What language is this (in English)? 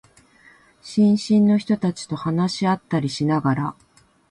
Japanese